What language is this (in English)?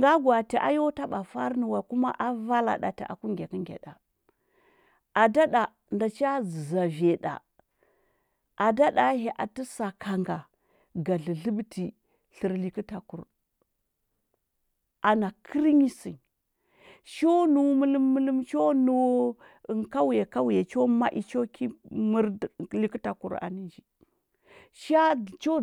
Huba